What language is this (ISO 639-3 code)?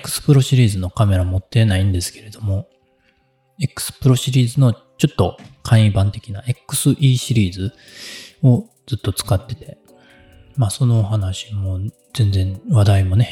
jpn